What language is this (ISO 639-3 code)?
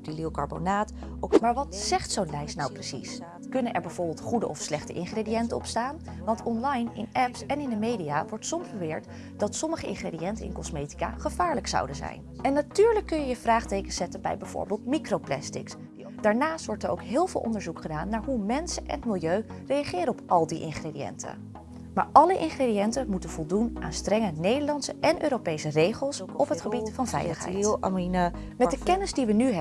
nld